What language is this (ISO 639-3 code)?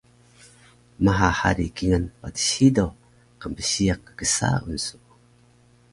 trv